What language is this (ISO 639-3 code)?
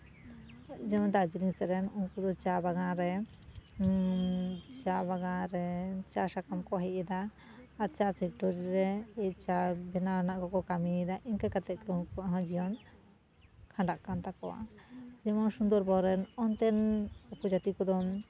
sat